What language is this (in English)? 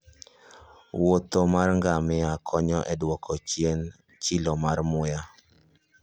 Luo (Kenya and Tanzania)